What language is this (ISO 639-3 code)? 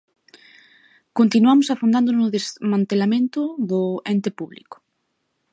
glg